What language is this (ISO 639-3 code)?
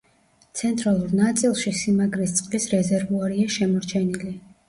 kat